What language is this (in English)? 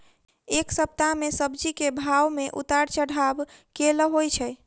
Maithili